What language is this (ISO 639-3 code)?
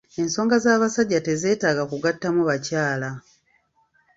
lug